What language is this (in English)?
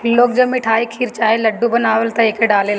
Bhojpuri